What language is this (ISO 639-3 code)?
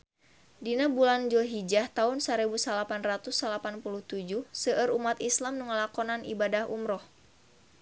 sun